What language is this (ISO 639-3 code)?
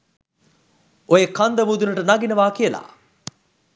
sin